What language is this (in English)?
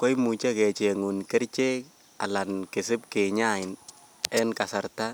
Kalenjin